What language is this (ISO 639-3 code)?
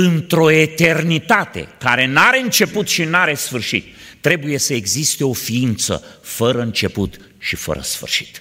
ron